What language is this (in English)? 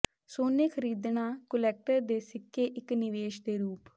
Punjabi